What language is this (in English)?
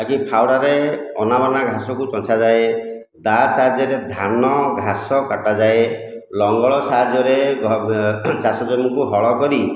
Odia